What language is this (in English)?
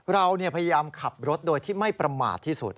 Thai